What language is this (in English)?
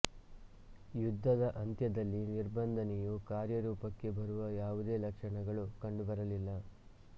Kannada